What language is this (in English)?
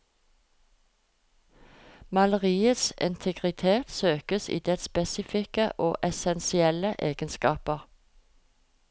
Norwegian